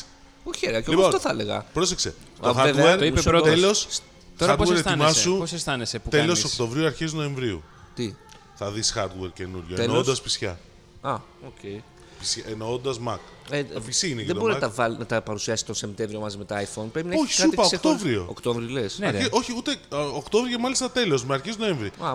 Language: Greek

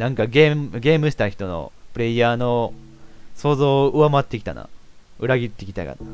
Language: Japanese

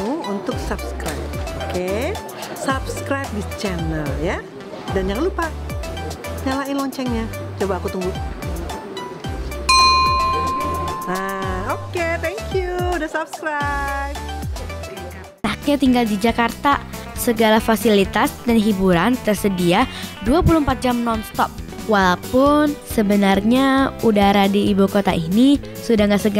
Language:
Indonesian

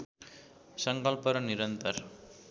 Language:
Nepali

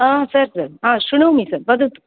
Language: Sanskrit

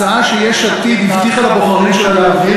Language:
Hebrew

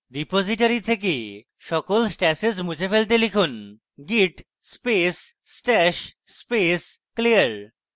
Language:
Bangla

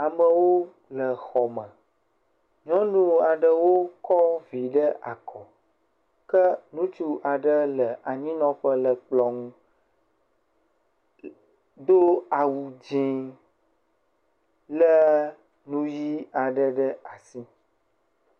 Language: Ewe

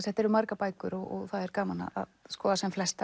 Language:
Icelandic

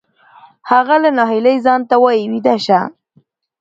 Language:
Pashto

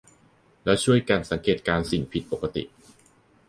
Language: Thai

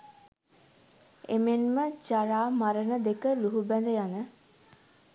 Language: Sinhala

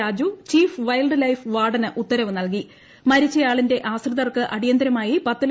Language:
Malayalam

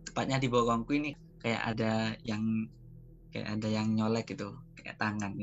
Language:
Indonesian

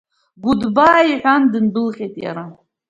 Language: Abkhazian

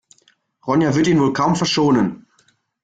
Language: German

